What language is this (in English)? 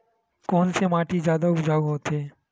Chhattisgarhi